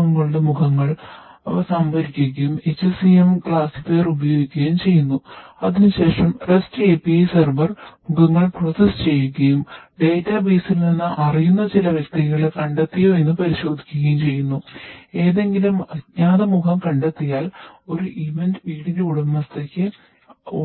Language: Malayalam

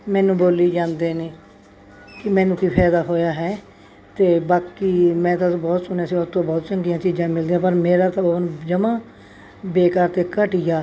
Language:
Punjabi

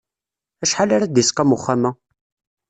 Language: Kabyle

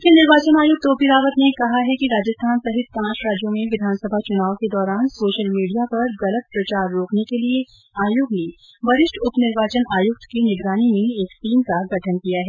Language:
Hindi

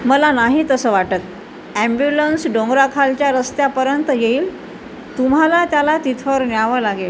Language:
Marathi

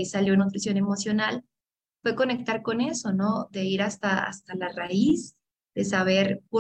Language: Spanish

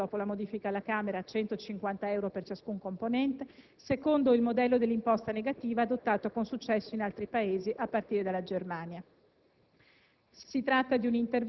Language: Italian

